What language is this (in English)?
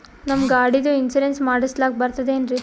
Kannada